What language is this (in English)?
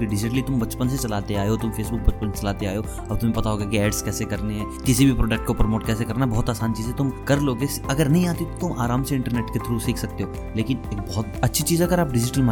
Hindi